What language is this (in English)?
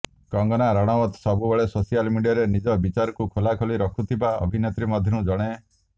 Odia